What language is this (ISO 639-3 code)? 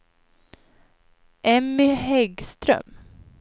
swe